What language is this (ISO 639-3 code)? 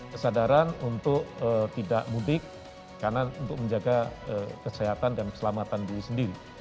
ind